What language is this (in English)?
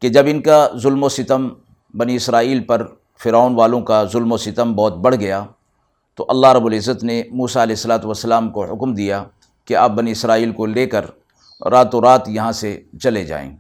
Urdu